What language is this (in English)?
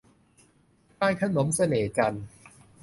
Thai